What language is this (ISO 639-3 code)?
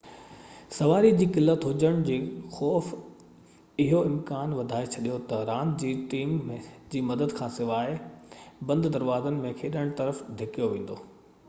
snd